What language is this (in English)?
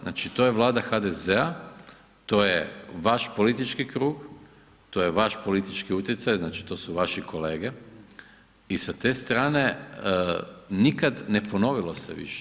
Croatian